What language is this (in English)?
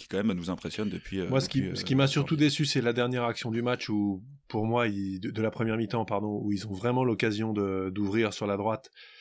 French